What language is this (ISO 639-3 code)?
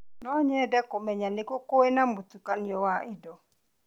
kik